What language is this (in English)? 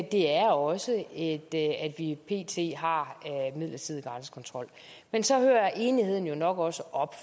Danish